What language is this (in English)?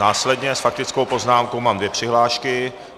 Czech